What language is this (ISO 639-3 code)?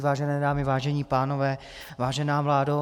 ces